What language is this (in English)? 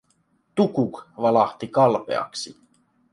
Finnish